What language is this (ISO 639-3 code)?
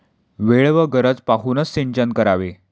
mar